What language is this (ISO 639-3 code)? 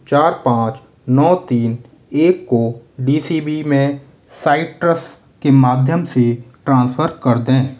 hin